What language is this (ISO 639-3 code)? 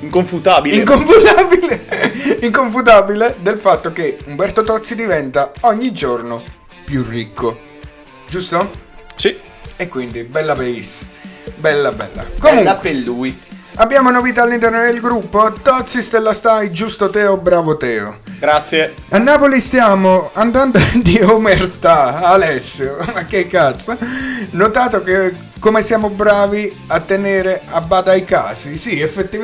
ita